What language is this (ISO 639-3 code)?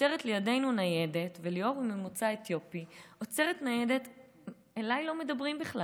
heb